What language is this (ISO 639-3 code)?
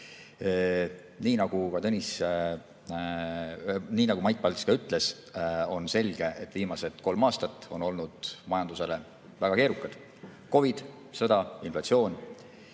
est